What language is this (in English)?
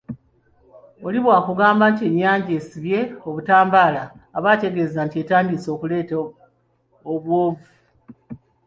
Ganda